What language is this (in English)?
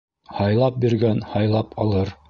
Bashkir